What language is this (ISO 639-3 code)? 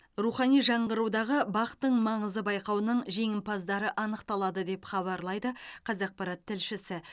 kaz